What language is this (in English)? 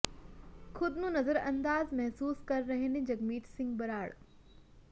Punjabi